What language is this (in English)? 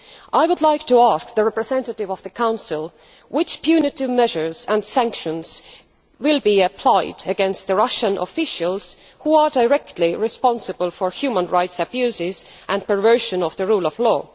English